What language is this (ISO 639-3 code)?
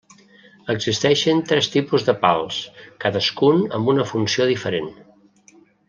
cat